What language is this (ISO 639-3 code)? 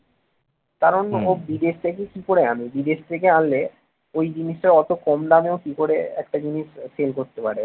ben